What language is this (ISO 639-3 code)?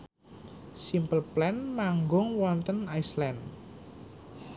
jav